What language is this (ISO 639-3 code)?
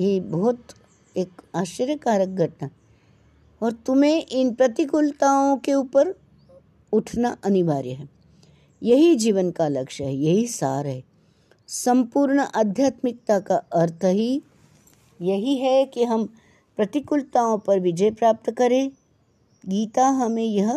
hin